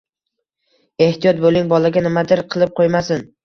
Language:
Uzbek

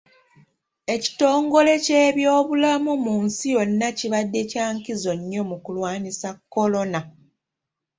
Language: Ganda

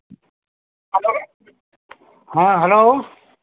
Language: Hindi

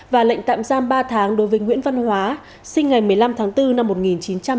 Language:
Vietnamese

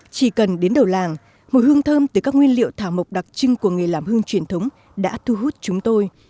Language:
Vietnamese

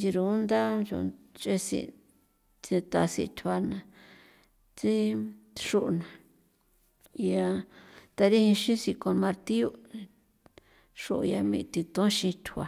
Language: San Felipe Otlaltepec Popoloca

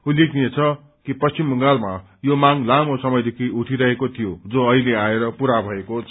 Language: Nepali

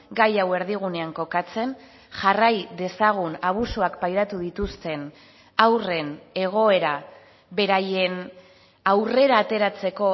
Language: Basque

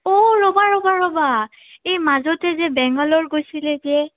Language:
Assamese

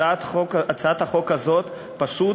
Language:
Hebrew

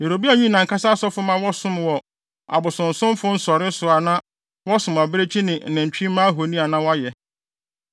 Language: Akan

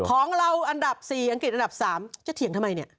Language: Thai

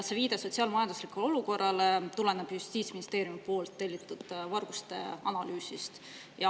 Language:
Estonian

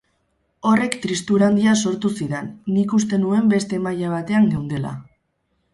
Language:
Basque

